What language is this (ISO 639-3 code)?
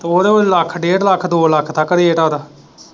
pan